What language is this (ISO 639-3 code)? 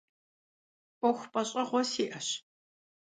kbd